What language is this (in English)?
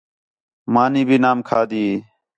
Khetrani